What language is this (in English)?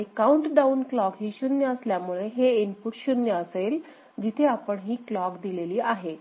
Marathi